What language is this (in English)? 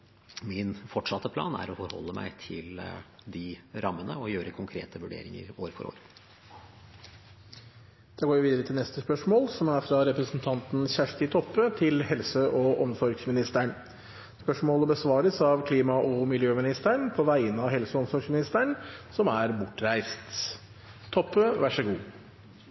Norwegian Bokmål